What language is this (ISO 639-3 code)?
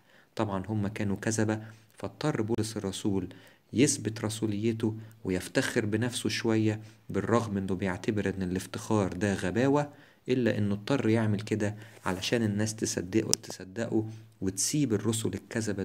ara